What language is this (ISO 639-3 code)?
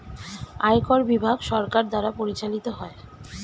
ben